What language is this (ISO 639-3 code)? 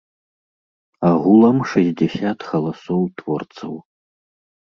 bel